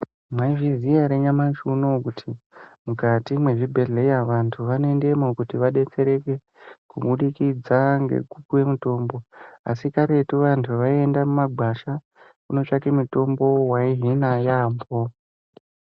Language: Ndau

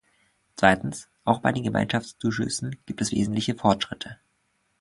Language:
German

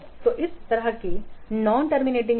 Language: Hindi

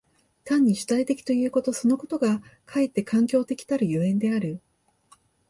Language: Japanese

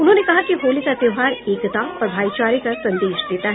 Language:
Hindi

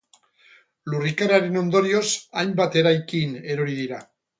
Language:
Basque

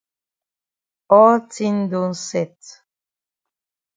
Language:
Cameroon Pidgin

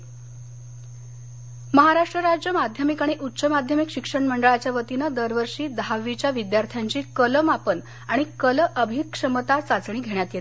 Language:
Marathi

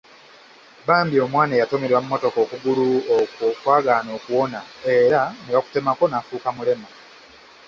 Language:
Ganda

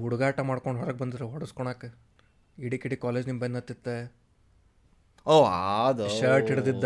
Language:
Kannada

